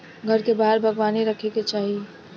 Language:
Bhojpuri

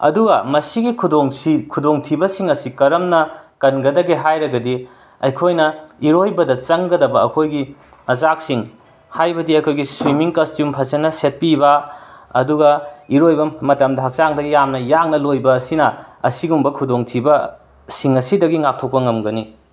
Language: Manipuri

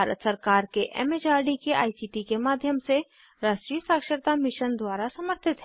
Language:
Hindi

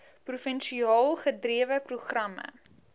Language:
Afrikaans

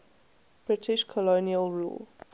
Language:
English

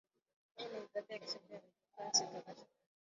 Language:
Swahili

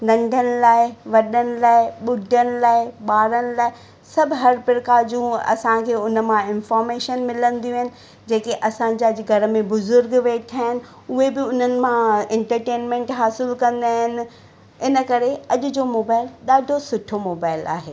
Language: Sindhi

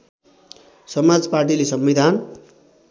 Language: Nepali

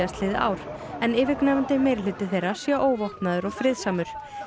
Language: Icelandic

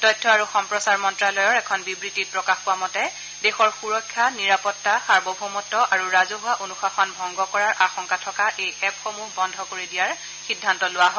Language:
Assamese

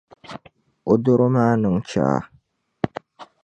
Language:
Dagbani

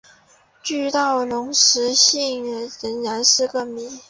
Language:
Chinese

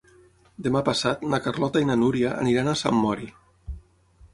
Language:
Catalan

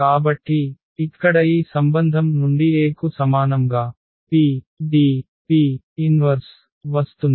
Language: Telugu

